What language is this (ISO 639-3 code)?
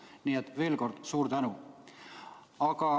est